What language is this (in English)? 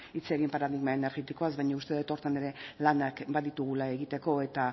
Basque